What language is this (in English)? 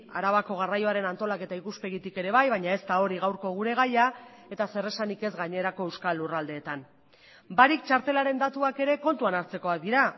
Basque